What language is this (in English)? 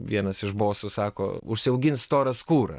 Lithuanian